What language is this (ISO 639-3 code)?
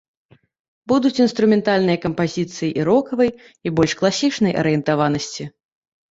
bel